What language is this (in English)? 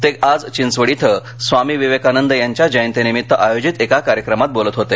Marathi